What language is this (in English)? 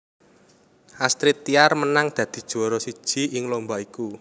Javanese